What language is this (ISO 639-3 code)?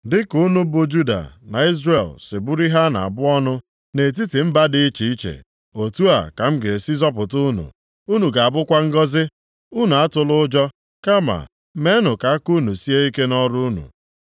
ibo